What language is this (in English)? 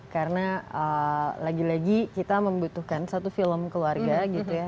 Indonesian